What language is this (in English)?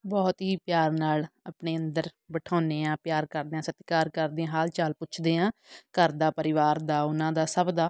Punjabi